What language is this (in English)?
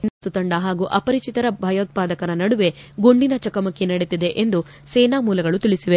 Kannada